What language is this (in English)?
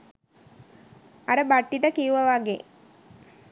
Sinhala